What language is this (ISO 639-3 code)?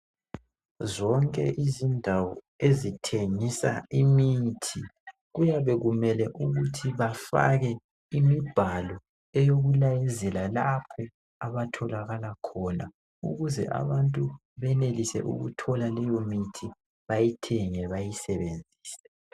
nde